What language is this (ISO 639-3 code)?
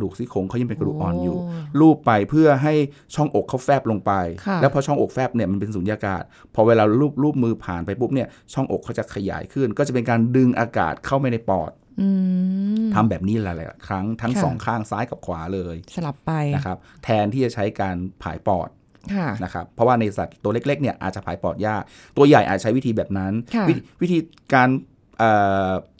tha